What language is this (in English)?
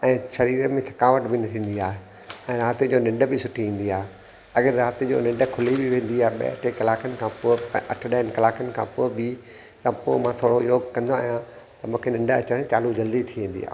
Sindhi